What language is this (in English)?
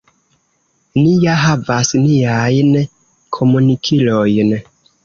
Esperanto